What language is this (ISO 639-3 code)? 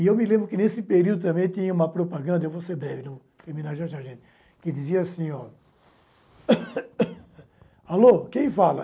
por